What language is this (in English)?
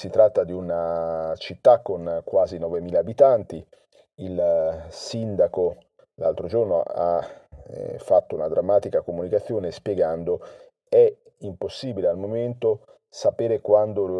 Italian